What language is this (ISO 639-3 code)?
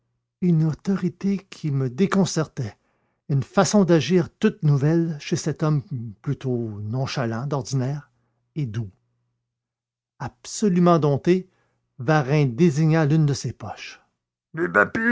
fra